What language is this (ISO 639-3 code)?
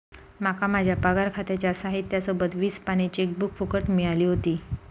mar